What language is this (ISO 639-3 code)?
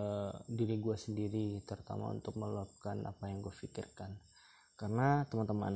ind